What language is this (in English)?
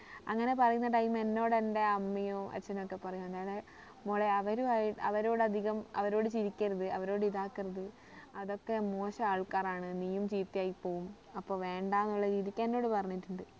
Malayalam